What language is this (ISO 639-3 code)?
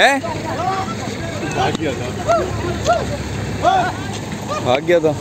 hin